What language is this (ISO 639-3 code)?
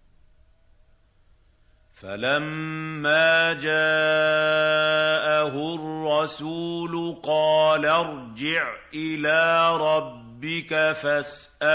ara